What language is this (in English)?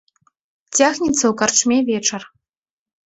Belarusian